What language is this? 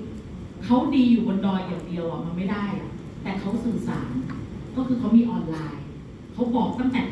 Thai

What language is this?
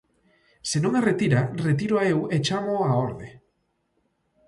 Galician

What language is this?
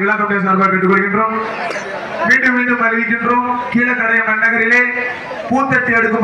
Arabic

